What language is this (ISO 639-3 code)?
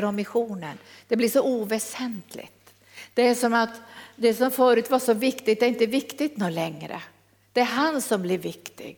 swe